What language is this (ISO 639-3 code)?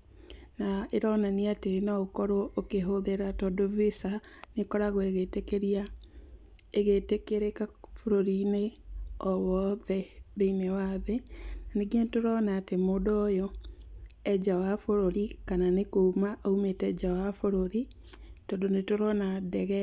kik